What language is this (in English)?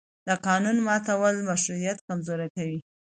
Pashto